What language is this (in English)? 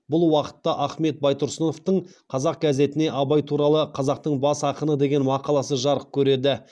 Kazakh